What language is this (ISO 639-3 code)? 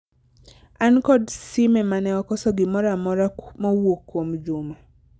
luo